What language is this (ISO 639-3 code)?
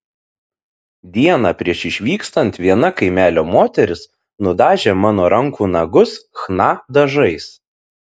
lit